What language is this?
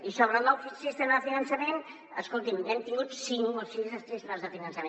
Catalan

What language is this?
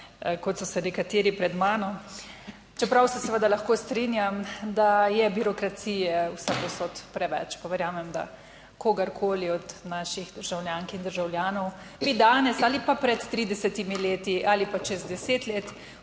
Slovenian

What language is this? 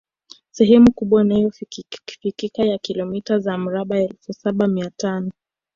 Swahili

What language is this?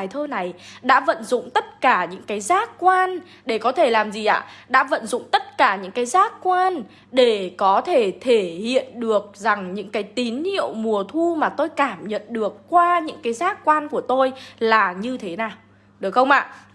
Vietnamese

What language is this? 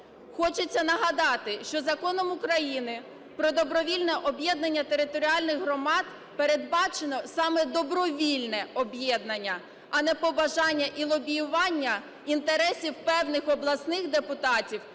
Ukrainian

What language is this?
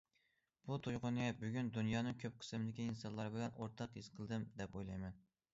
Uyghur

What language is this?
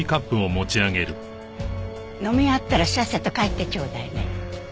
Japanese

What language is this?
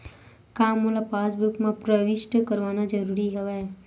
Chhattisgarhi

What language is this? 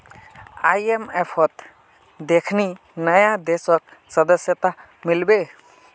Magahi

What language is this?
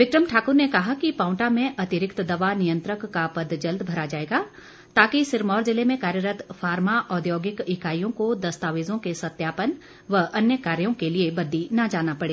Hindi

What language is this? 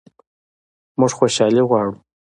Pashto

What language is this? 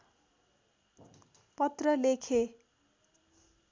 Nepali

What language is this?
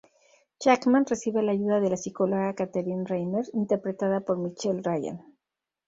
Spanish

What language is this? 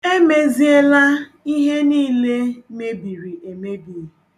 Igbo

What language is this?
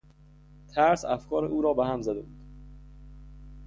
Persian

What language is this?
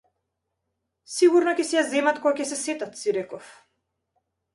Macedonian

